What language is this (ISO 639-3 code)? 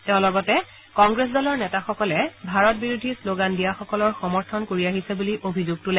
asm